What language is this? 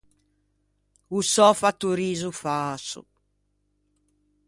Ligurian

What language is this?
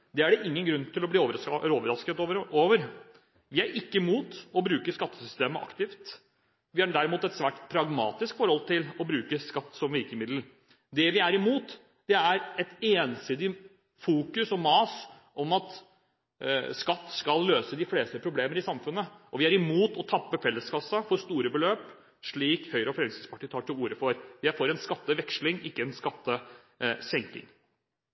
Norwegian Bokmål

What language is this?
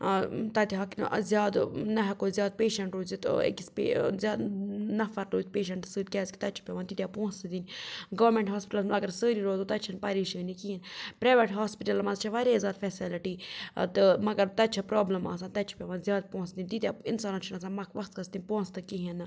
Kashmiri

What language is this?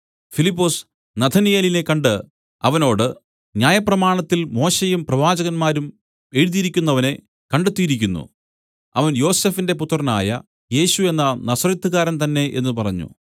Malayalam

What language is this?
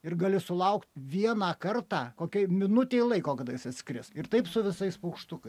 Lithuanian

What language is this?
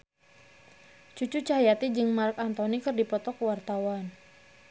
Sundanese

